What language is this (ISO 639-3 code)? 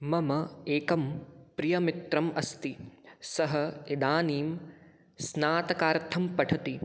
san